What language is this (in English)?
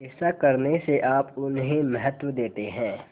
Hindi